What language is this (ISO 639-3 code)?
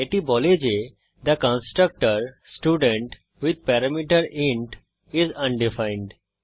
ben